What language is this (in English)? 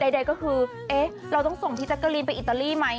Thai